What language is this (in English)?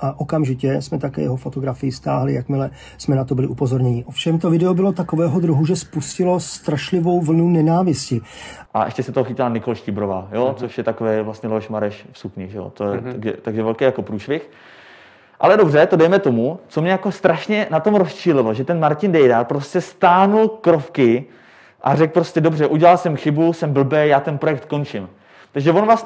Czech